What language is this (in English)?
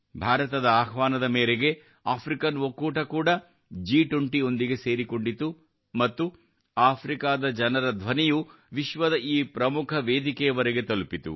Kannada